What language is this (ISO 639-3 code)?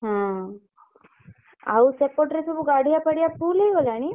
ori